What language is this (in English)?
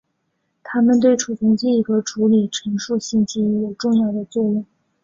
Chinese